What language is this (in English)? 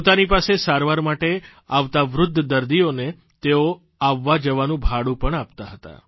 Gujarati